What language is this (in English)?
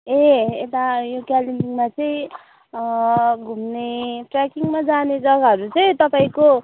Nepali